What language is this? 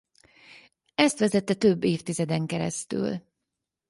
Hungarian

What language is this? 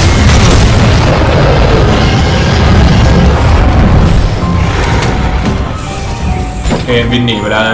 Thai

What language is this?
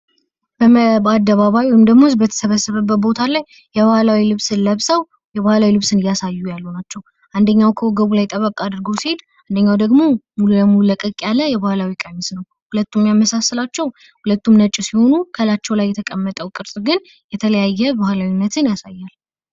Amharic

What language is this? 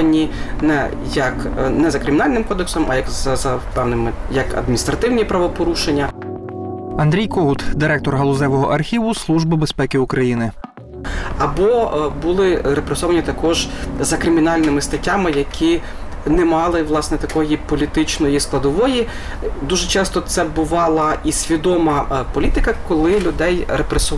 Ukrainian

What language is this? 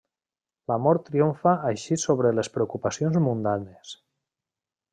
Catalan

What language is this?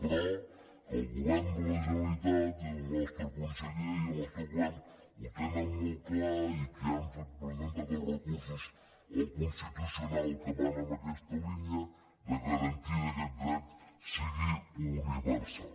Catalan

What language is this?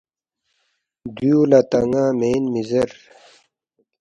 Balti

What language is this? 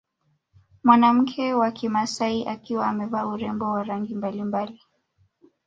Swahili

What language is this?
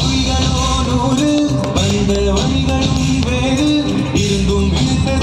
Romanian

